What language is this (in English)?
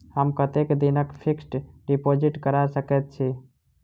Maithili